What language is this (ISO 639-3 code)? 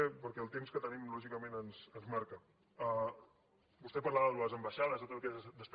cat